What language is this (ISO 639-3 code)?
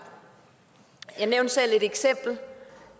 dan